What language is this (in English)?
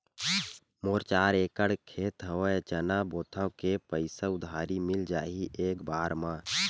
Chhattisgarhi